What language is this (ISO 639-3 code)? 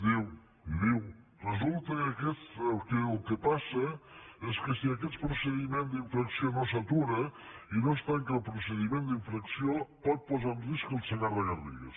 cat